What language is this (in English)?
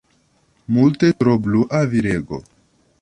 Esperanto